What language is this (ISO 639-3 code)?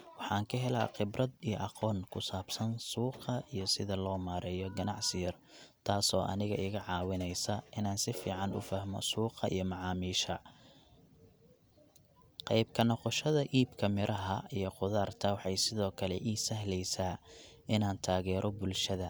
som